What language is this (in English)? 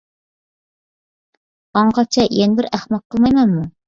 Uyghur